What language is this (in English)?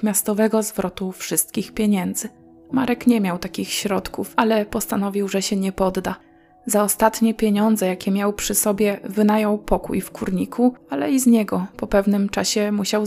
Polish